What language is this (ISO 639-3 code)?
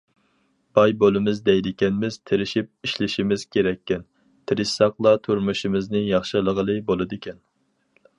uig